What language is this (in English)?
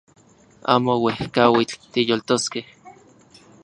Central Puebla Nahuatl